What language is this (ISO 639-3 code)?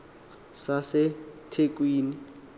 xho